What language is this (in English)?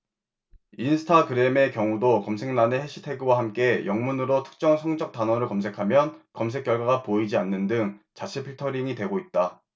Korean